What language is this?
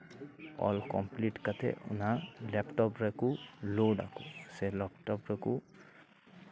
Santali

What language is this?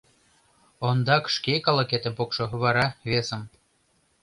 Mari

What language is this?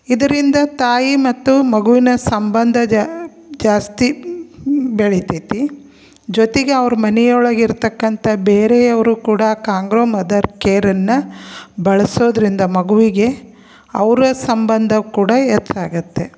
Kannada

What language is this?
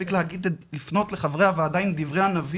Hebrew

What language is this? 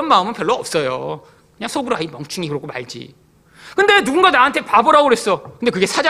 Korean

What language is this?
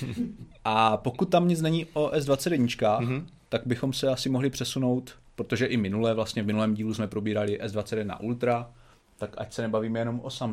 Czech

